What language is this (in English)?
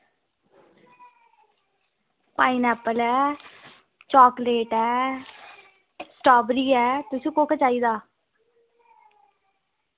Dogri